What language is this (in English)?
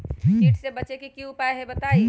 Magahi